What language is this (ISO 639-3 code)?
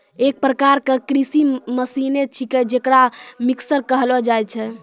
mai